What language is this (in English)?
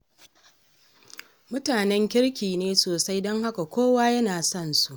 Hausa